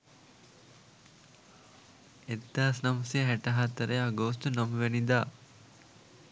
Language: Sinhala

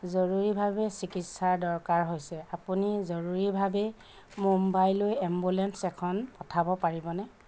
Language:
Assamese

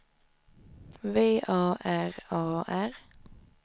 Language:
Swedish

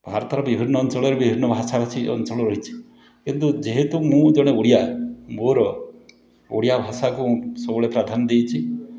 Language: Odia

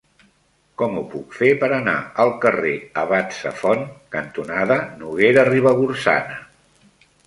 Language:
Catalan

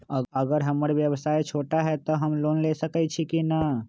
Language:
Magahi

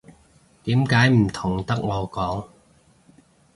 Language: Cantonese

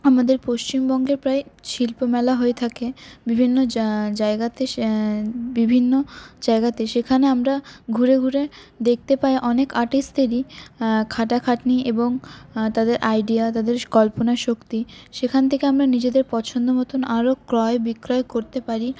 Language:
Bangla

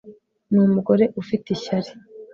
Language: Kinyarwanda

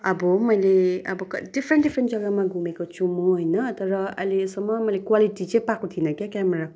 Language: Nepali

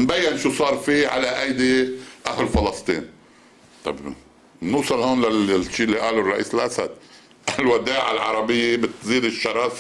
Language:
Arabic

